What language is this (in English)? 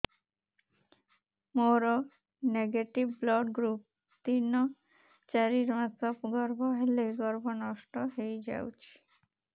Odia